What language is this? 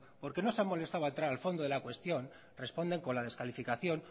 Spanish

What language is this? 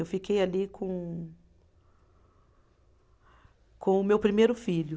Portuguese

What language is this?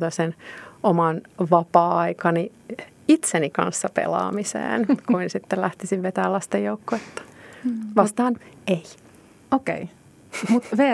Finnish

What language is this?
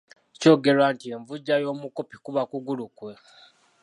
Ganda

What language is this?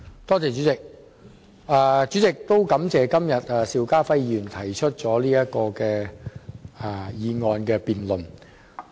Cantonese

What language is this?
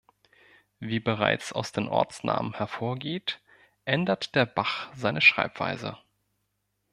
German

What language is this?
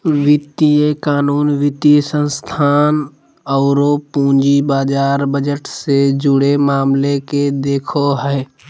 Magahi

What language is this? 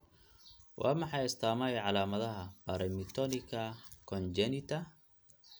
Somali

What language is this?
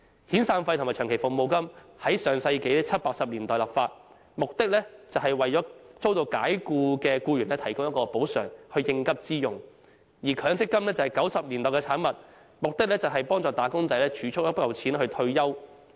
Cantonese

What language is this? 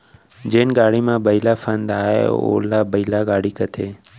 Chhattisgarhi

